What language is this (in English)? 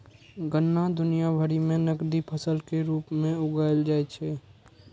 Maithili